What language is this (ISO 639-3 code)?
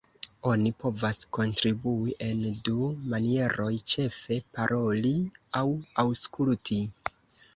epo